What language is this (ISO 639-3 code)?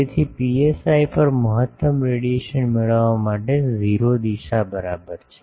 guj